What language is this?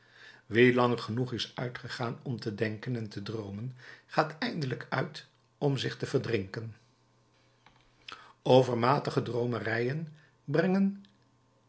Dutch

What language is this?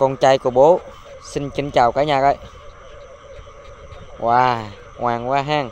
Vietnamese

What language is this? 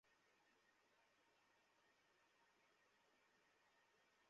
Bangla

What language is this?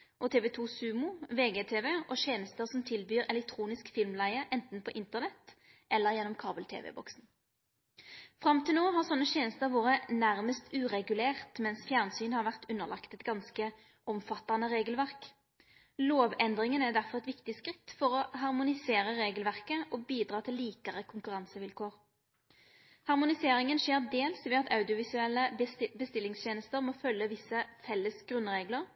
Norwegian Nynorsk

